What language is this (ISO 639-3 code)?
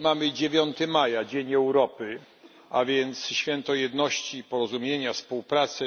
pol